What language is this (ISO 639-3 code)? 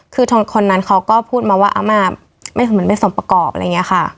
tha